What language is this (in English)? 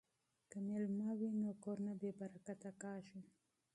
Pashto